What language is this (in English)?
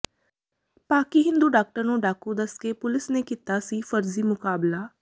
Punjabi